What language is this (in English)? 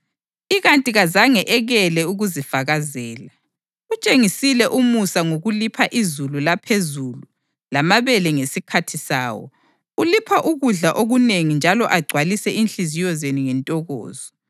North Ndebele